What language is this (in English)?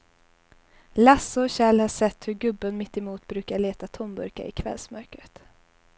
Swedish